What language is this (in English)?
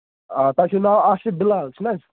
Kashmiri